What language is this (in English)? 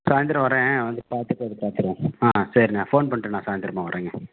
Tamil